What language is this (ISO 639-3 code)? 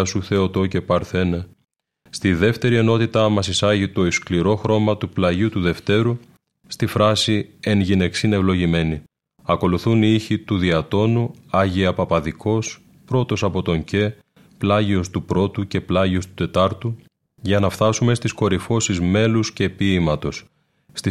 ell